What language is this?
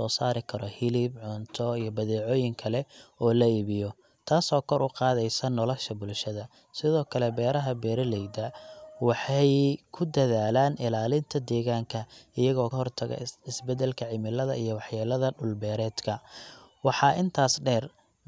Somali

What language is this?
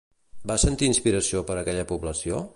Catalan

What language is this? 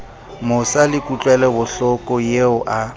Southern Sotho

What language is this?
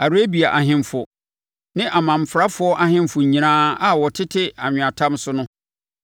Akan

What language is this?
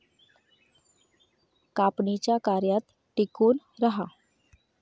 Marathi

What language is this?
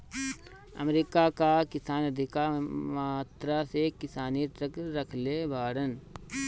Bhojpuri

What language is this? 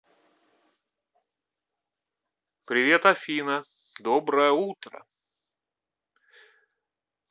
Russian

